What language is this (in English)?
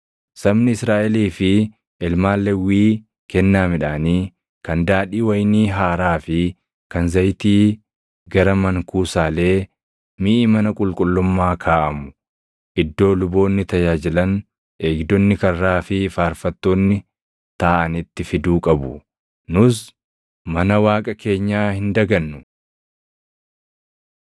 Oromo